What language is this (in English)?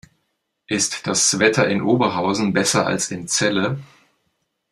German